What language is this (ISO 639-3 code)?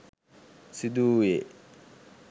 sin